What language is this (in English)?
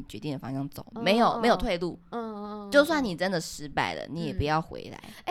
Chinese